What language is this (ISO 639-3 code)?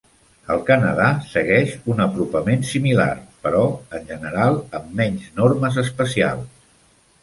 cat